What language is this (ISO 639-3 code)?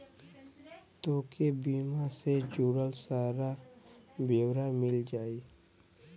bho